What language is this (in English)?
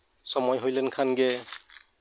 Santali